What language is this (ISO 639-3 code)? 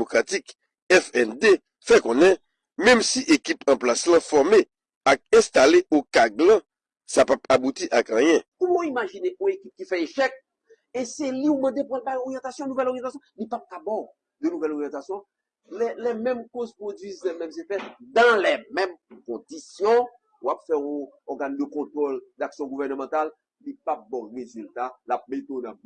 fra